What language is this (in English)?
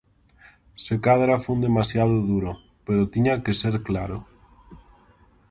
Galician